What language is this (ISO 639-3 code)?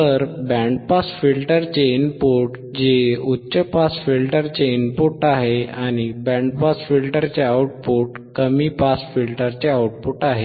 mar